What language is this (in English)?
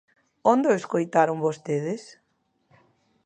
Galician